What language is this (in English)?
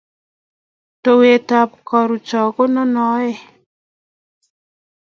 Kalenjin